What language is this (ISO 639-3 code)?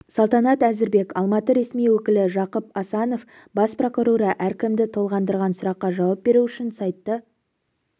kaz